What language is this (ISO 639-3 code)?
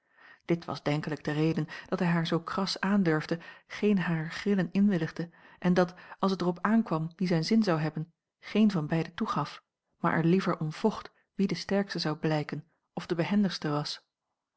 nld